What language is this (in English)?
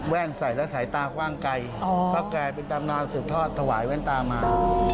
Thai